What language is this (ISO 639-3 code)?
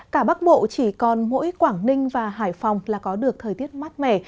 vie